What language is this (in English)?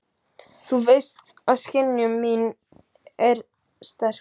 Icelandic